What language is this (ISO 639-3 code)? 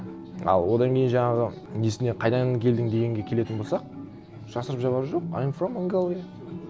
kaz